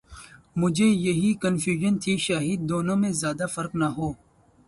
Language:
Urdu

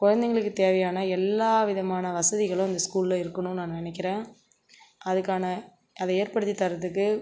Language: Tamil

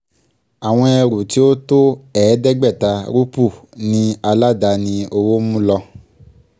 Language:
Yoruba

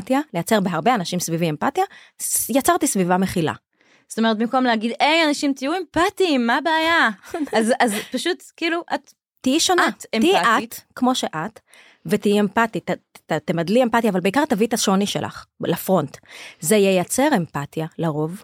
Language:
Hebrew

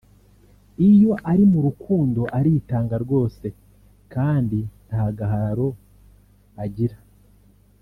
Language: Kinyarwanda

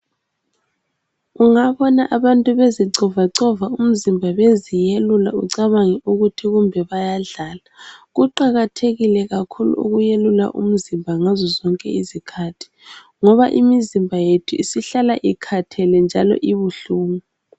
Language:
North Ndebele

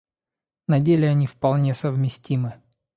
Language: Russian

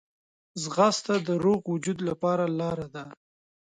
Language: Pashto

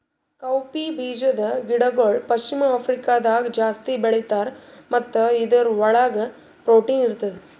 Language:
Kannada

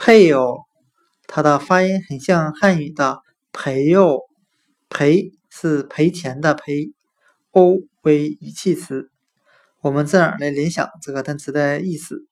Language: Chinese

